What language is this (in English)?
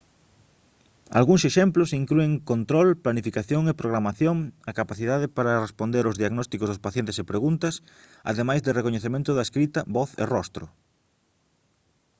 Galician